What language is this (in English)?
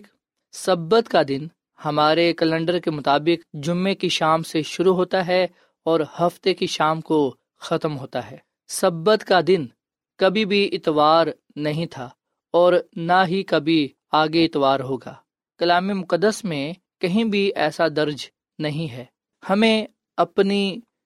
Urdu